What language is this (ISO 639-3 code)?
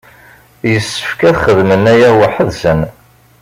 kab